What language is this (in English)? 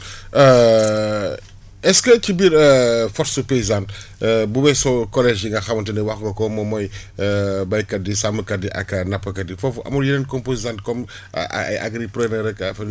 Wolof